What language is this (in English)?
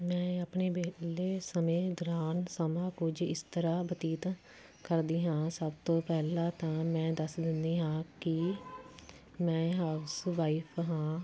Punjabi